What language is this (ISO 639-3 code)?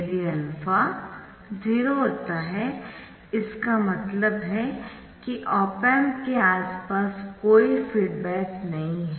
hin